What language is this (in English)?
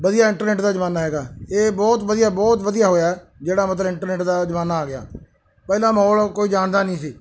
Punjabi